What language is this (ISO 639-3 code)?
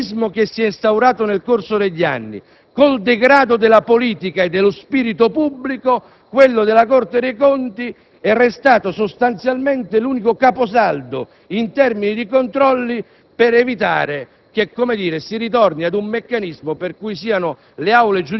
ita